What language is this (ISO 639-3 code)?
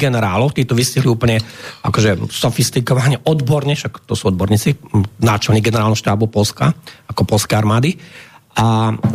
slk